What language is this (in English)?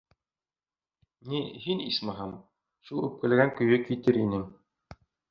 Bashkir